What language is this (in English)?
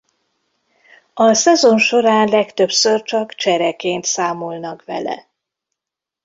Hungarian